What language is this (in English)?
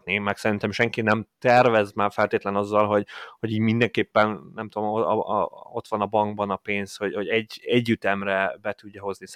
Hungarian